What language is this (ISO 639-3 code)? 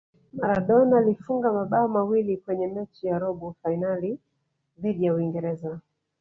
swa